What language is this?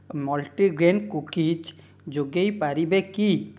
Odia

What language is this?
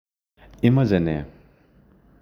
Kalenjin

